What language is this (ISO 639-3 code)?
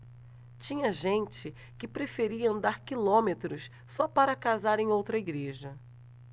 por